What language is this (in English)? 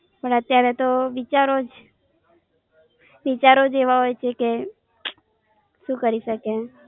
Gujarati